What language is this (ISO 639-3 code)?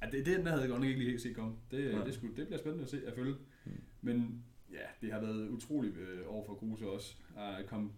dan